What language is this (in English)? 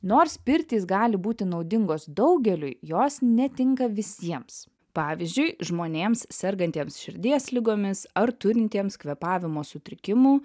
Lithuanian